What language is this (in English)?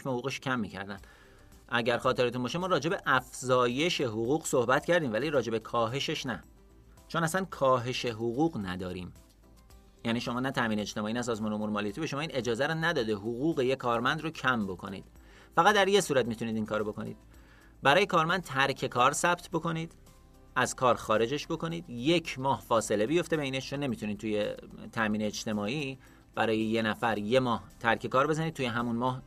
Persian